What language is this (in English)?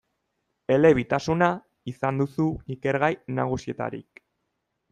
Basque